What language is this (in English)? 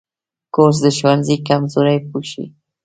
Pashto